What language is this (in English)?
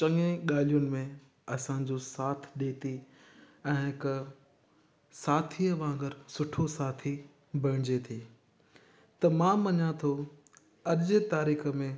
Sindhi